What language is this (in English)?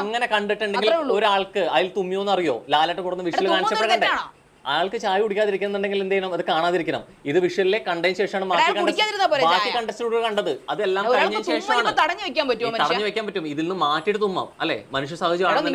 Malayalam